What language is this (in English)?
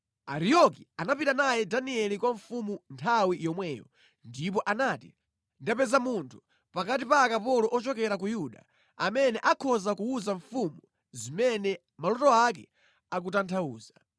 Nyanja